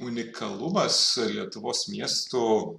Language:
Lithuanian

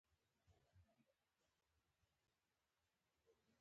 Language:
Pashto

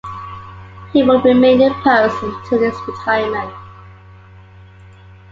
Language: English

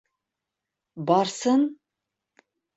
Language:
Bashkir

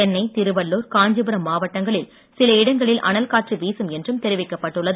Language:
Tamil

